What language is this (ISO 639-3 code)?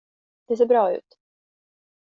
swe